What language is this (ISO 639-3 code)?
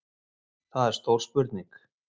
isl